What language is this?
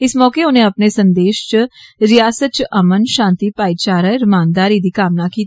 Dogri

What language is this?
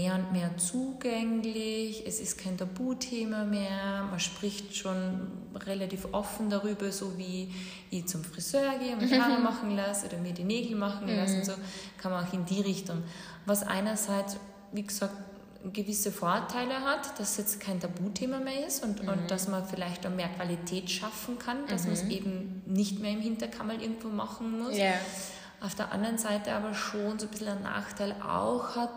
German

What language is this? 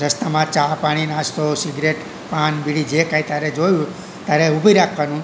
Gujarati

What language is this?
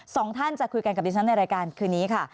Thai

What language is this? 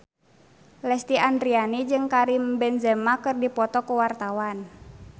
Sundanese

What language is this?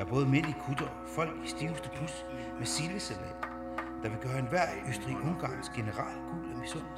Danish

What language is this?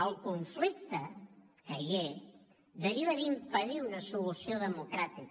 Catalan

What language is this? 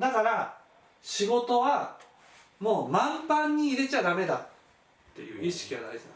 Japanese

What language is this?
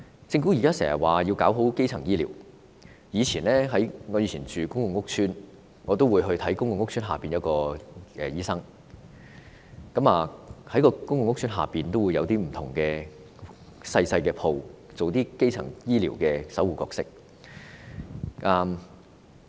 Cantonese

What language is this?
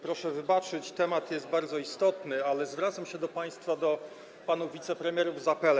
Polish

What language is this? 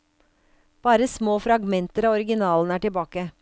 Norwegian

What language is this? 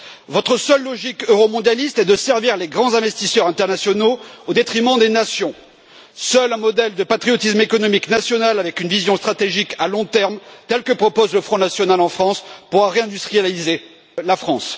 French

